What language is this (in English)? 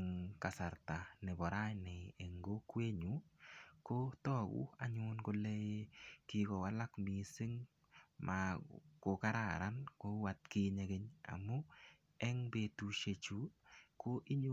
Kalenjin